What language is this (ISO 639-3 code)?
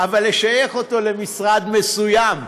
heb